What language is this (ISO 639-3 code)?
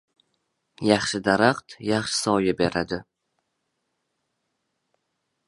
uzb